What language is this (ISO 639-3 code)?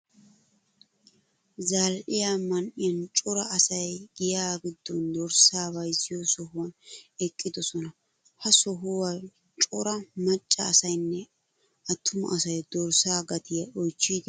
wal